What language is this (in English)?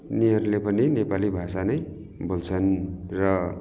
Nepali